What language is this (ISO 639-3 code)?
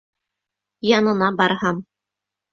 bak